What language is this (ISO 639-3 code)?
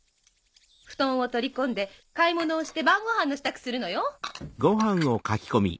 jpn